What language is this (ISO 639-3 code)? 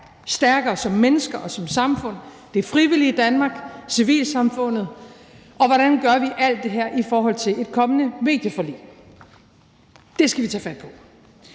dan